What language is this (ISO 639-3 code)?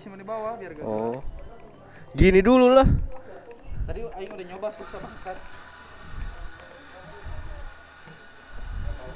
ind